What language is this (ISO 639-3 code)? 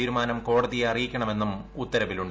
mal